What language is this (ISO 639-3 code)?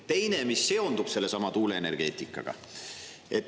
est